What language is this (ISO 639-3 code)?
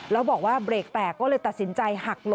tha